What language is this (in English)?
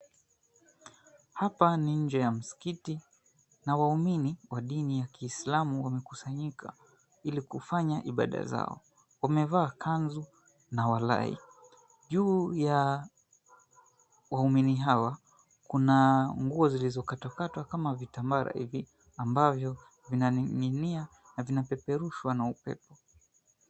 Swahili